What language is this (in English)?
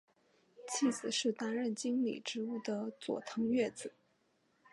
Chinese